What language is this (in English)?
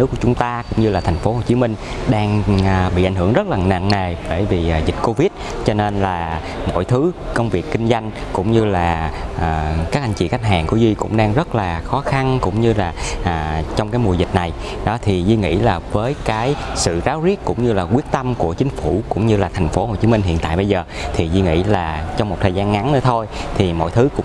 Vietnamese